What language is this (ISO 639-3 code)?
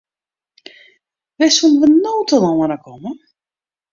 fry